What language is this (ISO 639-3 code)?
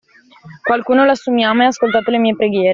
ita